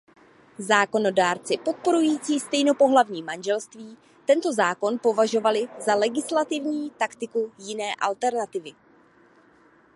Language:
Czech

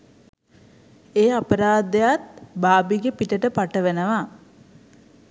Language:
Sinhala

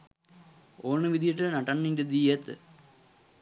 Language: Sinhala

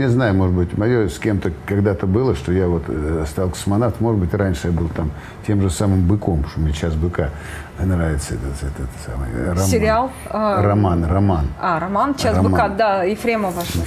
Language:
Russian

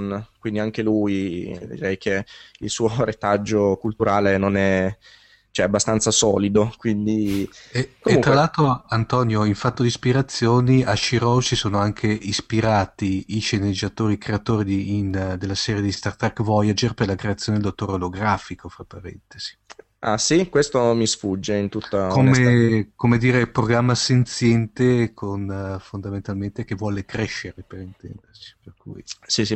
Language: Italian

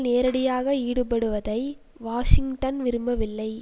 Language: Tamil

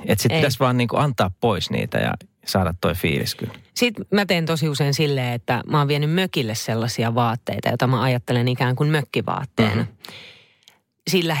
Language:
Finnish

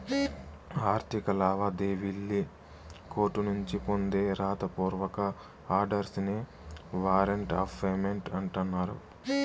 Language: Telugu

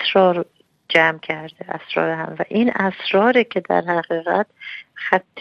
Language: Persian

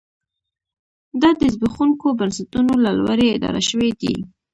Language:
Pashto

